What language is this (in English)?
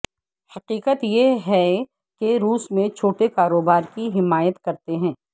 Urdu